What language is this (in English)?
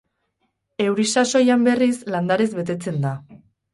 Basque